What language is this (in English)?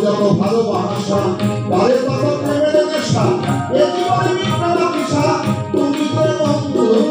Bangla